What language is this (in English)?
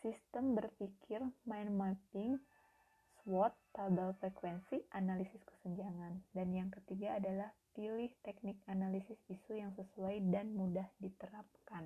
Indonesian